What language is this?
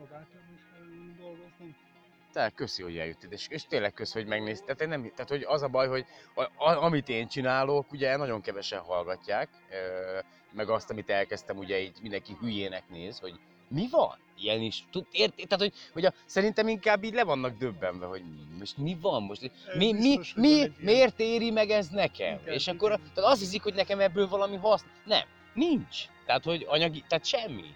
Hungarian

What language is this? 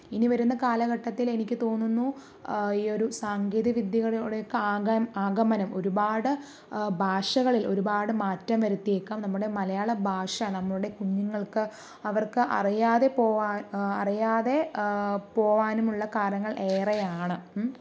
Malayalam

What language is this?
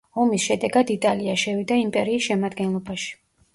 Georgian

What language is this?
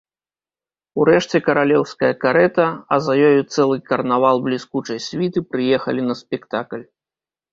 Belarusian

